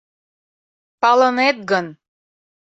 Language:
Mari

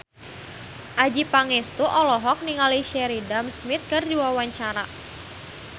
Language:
Sundanese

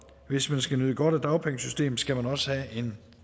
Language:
Danish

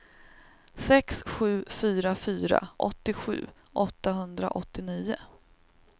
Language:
Swedish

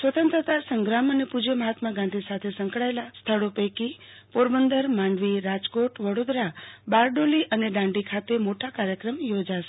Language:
Gujarati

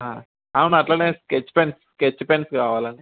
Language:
Telugu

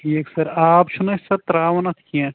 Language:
Kashmiri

